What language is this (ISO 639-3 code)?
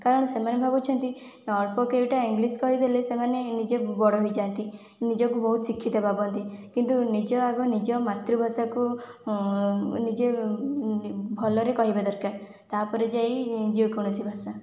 ori